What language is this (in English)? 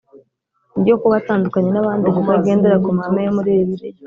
Kinyarwanda